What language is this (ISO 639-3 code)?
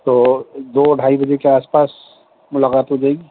urd